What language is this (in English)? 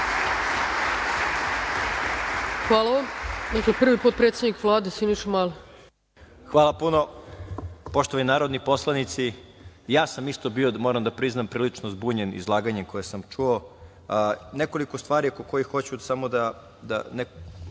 Serbian